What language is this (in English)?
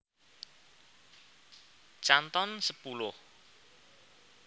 Javanese